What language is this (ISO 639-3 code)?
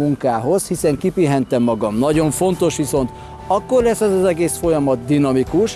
hun